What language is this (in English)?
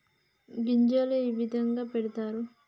Telugu